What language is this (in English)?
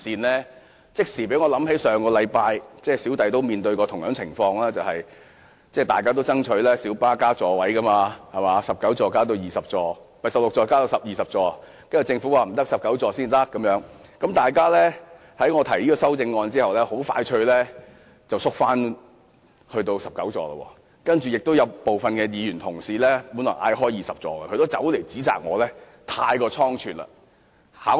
Cantonese